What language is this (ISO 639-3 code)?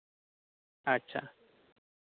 sat